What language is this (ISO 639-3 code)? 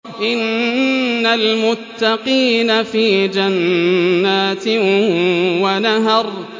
ara